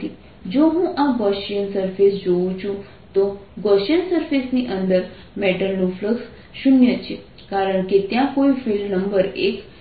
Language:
Gujarati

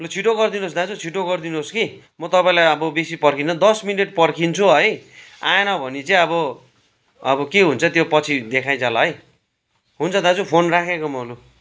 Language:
Nepali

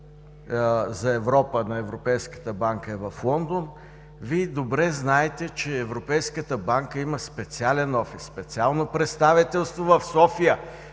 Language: Bulgarian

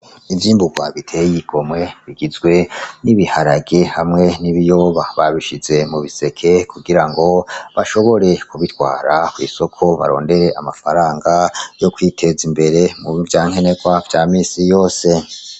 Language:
Rundi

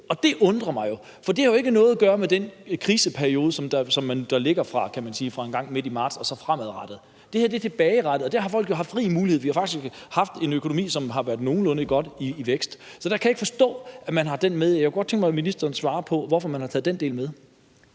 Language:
Danish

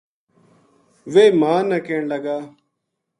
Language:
Gujari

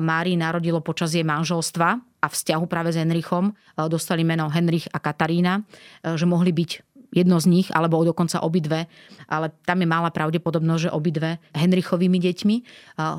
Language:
Slovak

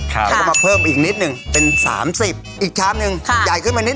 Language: Thai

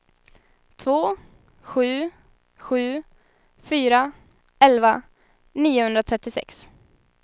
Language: Swedish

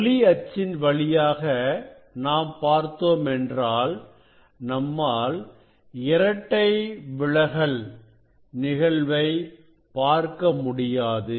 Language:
Tamil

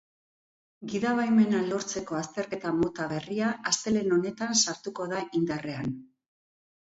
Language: Basque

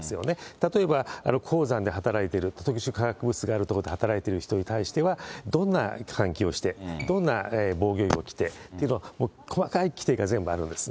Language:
Japanese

